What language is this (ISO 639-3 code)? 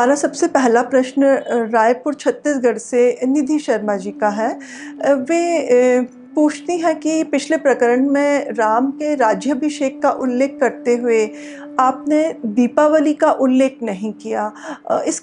hin